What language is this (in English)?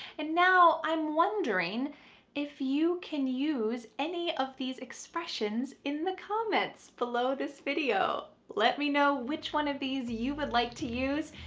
English